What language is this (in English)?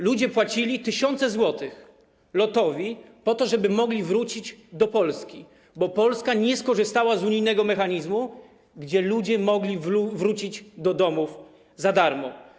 Polish